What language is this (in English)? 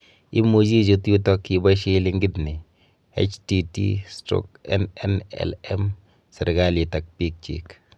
Kalenjin